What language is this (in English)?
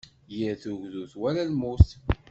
Kabyle